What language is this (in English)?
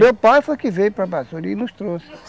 Portuguese